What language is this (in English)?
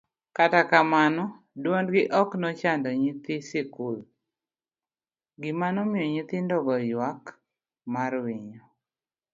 Luo (Kenya and Tanzania)